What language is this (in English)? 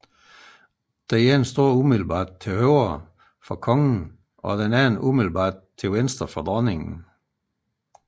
Danish